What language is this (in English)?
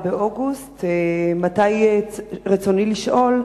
Hebrew